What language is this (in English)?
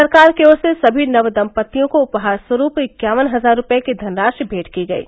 Hindi